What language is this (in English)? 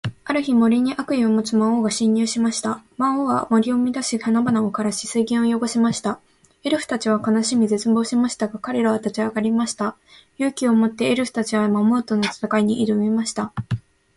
Japanese